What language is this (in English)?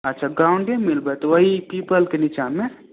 Maithili